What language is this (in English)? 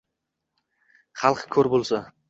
Uzbek